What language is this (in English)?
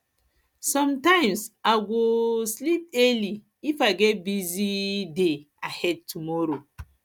Nigerian Pidgin